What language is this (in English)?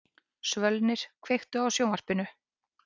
Icelandic